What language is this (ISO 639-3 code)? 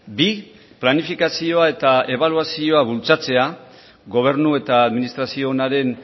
eus